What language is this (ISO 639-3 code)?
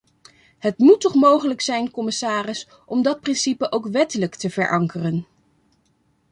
nld